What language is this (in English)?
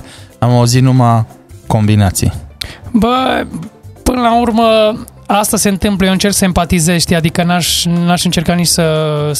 Romanian